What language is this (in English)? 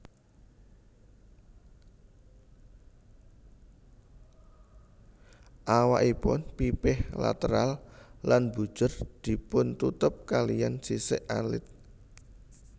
Javanese